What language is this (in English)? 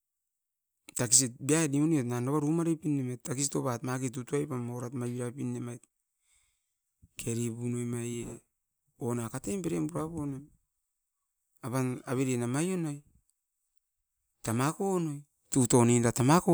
Askopan